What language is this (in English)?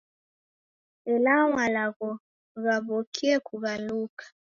Taita